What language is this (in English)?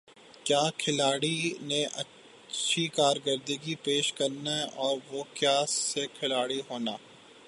Urdu